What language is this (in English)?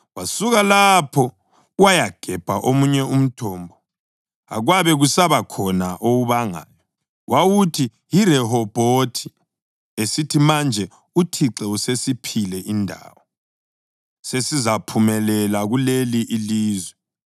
North Ndebele